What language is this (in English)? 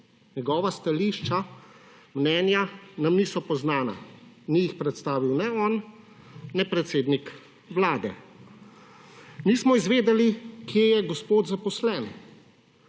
Slovenian